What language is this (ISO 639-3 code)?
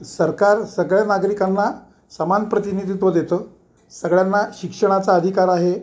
mar